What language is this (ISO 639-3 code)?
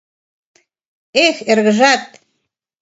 chm